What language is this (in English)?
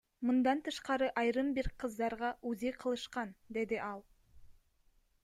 Kyrgyz